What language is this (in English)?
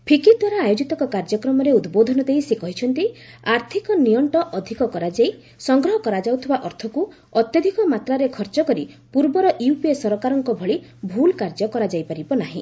Odia